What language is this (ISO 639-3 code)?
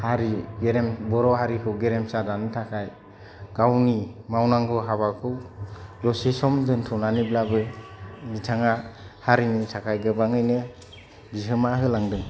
brx